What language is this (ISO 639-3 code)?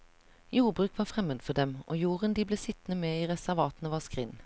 nor